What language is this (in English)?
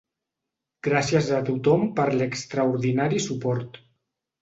Catalan